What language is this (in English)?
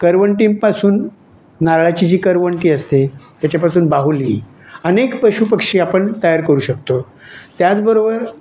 Marathi